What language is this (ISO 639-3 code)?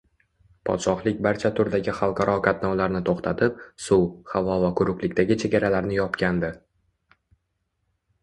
uzb